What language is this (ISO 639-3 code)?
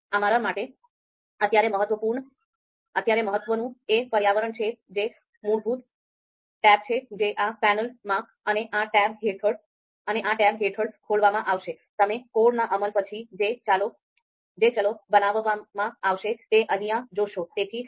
guj